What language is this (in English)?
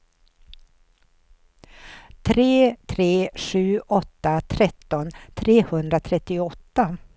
Swedish